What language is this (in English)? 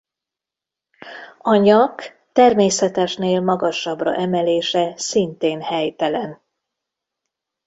Hungarian